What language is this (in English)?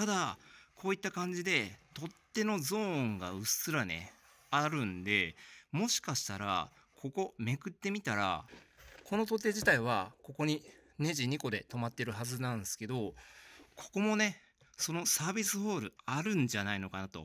Japanese